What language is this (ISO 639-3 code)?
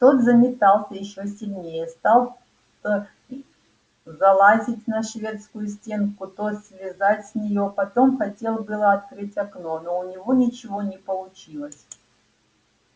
rus